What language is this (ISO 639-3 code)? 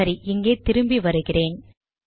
tam